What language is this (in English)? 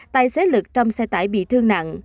Vietnamese